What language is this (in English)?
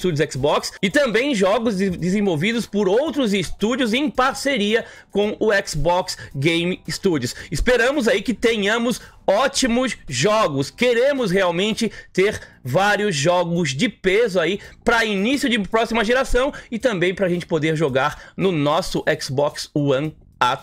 Portuguese